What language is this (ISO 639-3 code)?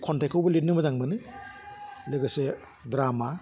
brx